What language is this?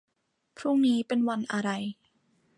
Thai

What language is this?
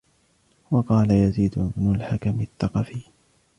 Arabic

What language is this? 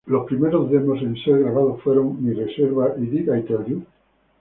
Spanish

